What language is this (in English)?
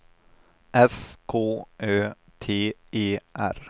Swedish